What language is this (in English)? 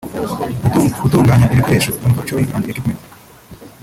Kinyarwanda